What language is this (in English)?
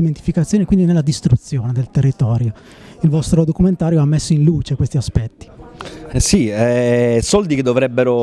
Italian